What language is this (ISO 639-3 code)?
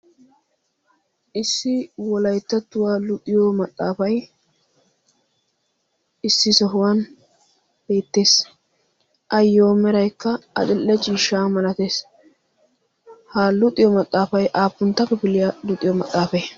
wal